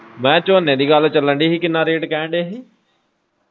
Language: Punjabi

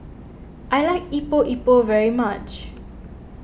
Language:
English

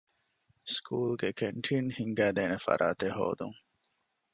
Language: Divehi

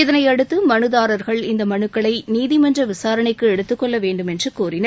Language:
Tamil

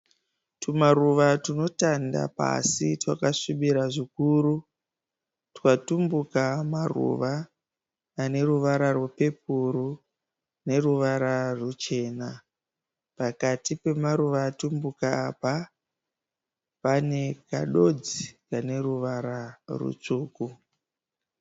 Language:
Shona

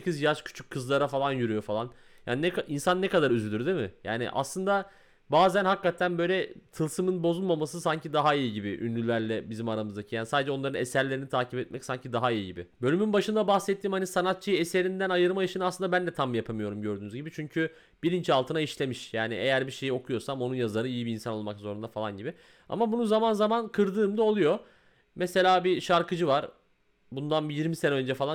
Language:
Turkish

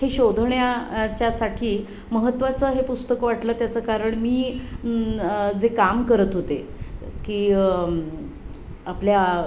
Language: Marathi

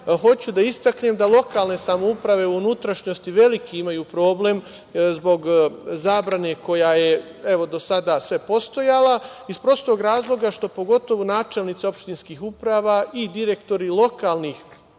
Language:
Serbian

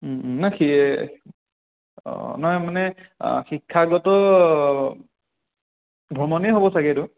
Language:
Assamese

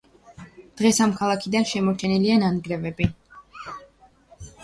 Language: Georgian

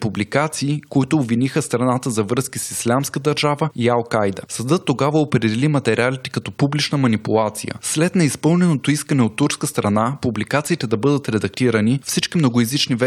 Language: Bulgarian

